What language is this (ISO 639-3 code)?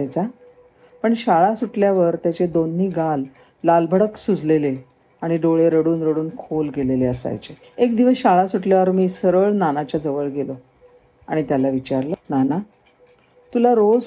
mar